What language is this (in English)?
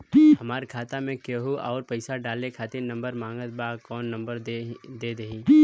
Bhojpuri